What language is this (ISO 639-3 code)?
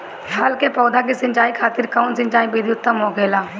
bho